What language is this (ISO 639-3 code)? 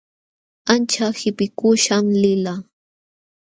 qxw